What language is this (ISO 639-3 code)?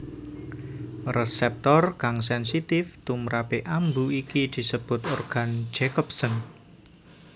jav